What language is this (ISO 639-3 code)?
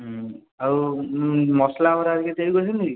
ori